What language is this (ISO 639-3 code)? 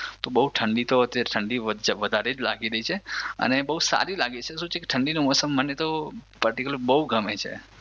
guj